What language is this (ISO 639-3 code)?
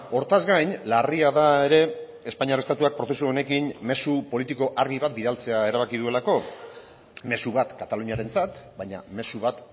eus